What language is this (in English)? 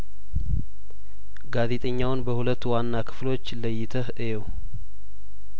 Amharic